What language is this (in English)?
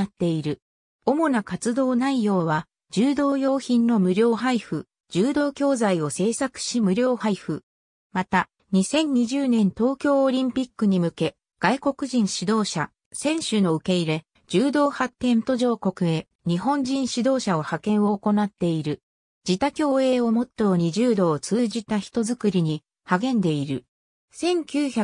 Japanese